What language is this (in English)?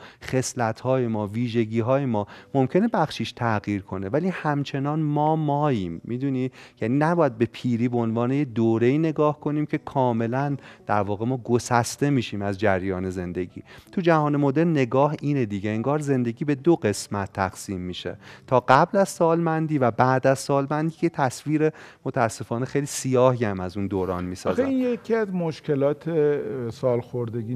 Persian